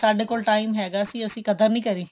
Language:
Punjabi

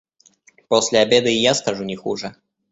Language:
Russian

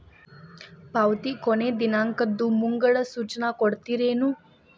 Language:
Kannada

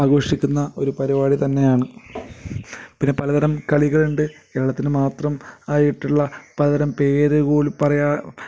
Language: Malayalam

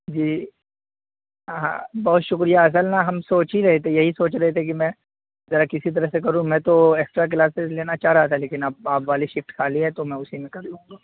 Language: Urdu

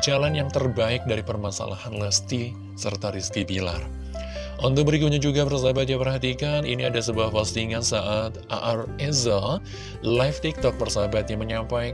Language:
Indonesian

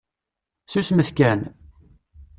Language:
Kabyle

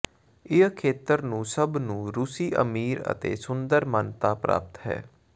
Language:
Punjabi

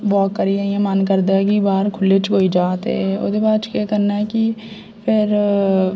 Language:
Dogri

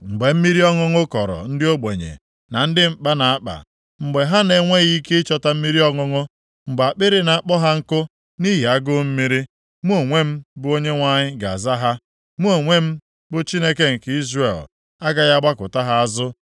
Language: Igbo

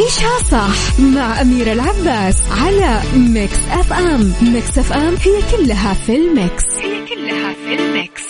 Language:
Arabic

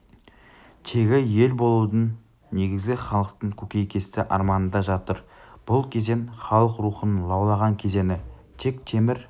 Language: Kazakh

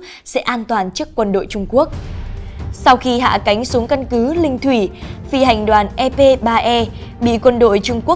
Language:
Vietnamese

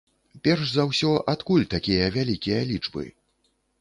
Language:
Belarusian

